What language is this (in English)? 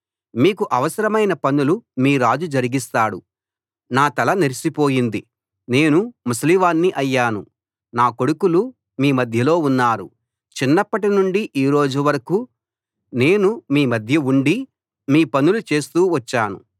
Telugu